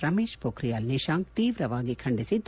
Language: Kannada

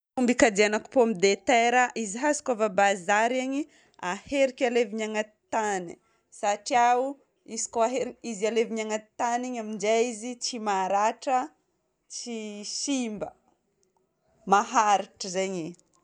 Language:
Northern Betsimisaraka Malagasy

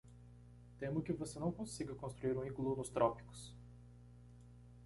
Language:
Portuguese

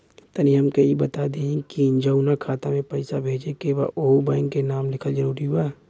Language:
Bhojpuri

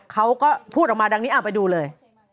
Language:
Thai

